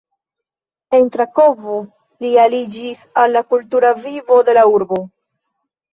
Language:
Esperanto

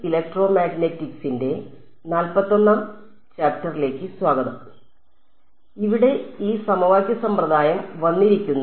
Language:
Malayalam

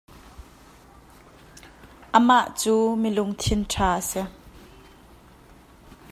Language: Hakha Chin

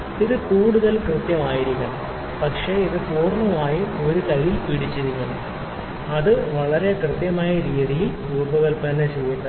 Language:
Malayalam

